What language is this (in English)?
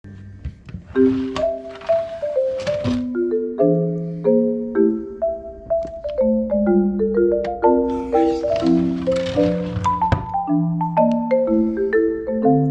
English